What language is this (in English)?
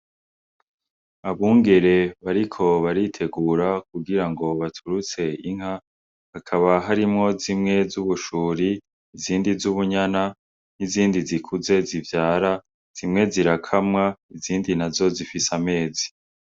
Rundi